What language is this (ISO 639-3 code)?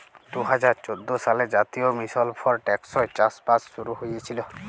ben